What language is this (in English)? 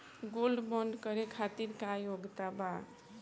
Bhojpuri